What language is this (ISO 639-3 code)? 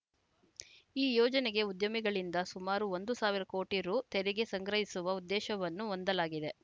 kan